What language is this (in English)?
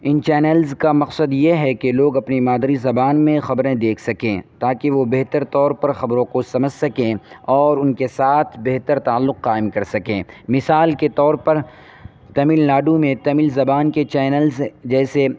Urdu